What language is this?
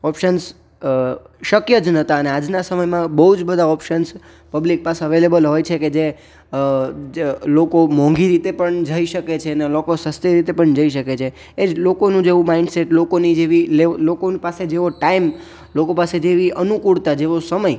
Gujarati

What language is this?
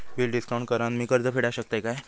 Marathi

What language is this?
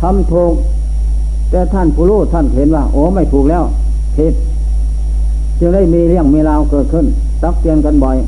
Thai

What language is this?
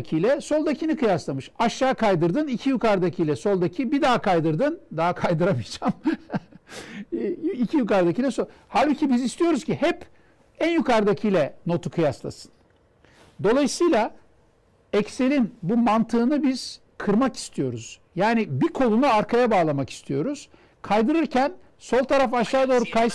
Turkish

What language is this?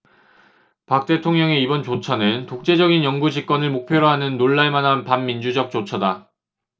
Korean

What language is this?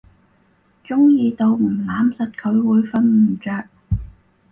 Cantonese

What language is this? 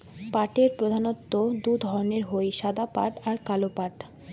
Bangla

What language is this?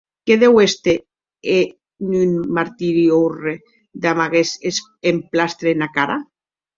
Occitan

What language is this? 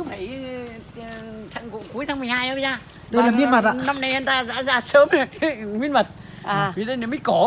Vietnamese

